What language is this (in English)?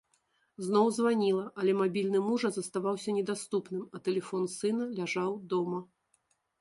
Belarusian